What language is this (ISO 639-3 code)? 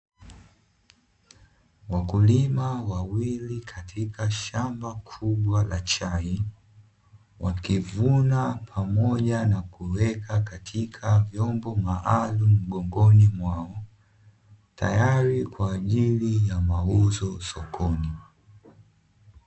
swa